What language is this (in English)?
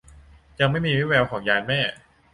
Thai